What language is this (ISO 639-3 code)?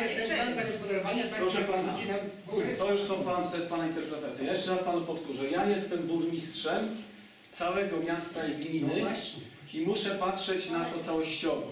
pol